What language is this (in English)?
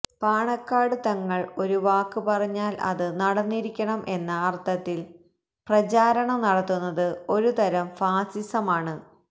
Malayalam